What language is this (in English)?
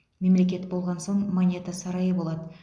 Kazakh